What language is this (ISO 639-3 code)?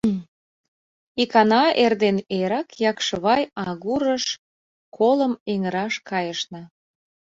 chm